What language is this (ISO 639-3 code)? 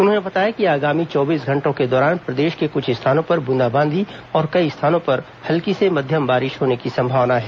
hin